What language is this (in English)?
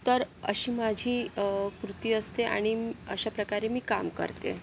Marathi